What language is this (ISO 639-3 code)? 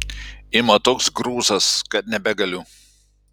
lit